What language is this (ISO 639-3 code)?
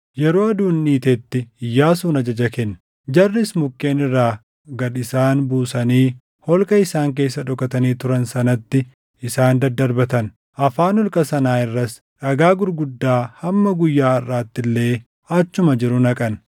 orm